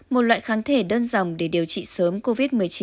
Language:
Vietnamese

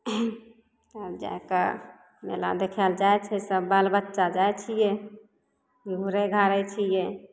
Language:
Maithili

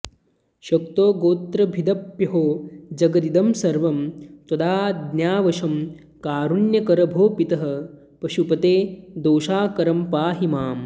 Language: Sanskrit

